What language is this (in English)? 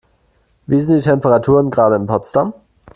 German